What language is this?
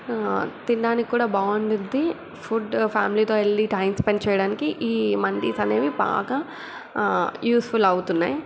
Telugu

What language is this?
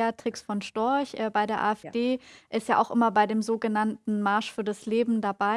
German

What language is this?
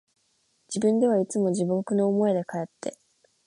Japanese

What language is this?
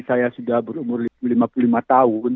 Indonesian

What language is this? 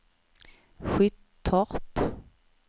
Swedish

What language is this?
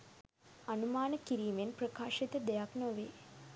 Sinhala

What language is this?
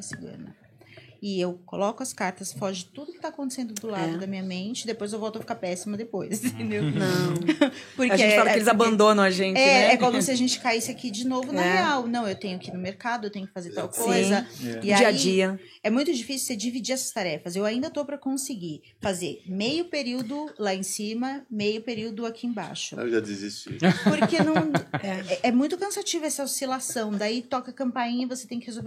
Portuguese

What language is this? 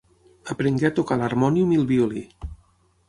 Catalan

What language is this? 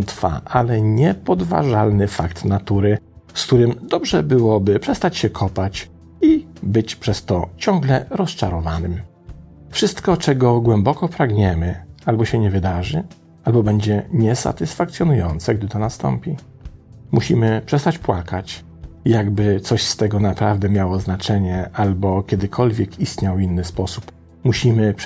Polish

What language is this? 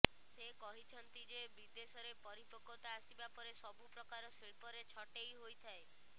Odia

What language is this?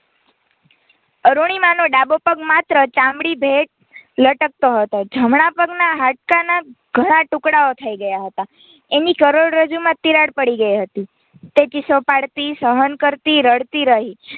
Gujarati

